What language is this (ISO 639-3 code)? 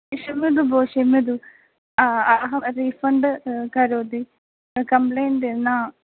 san